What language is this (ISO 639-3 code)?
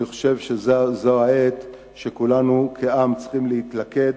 heb